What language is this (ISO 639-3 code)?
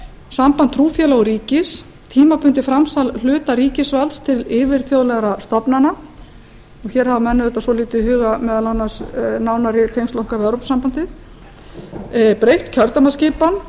isl